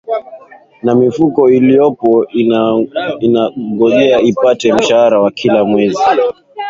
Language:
Swahili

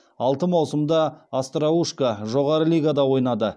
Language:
Kazakh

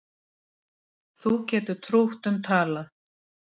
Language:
Icelandic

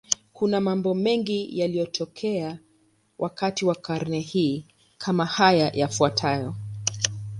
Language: Swahili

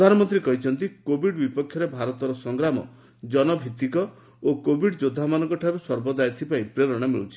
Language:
Odia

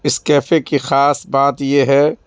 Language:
Urdu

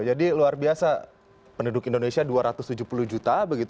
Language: Indonesian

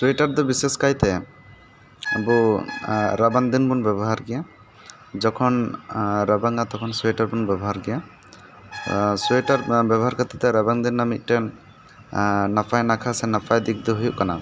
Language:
Santali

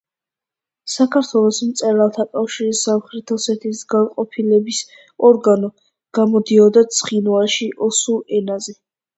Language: Georgian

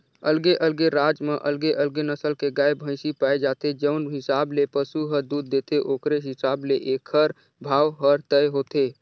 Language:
Chhattisgarhi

